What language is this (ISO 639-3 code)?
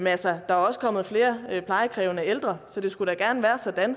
dan